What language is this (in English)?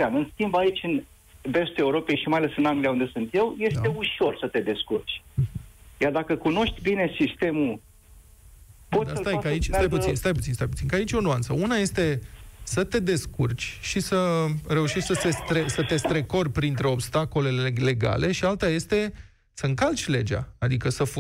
Romanian